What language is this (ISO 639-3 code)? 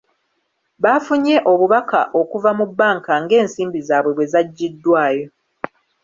lug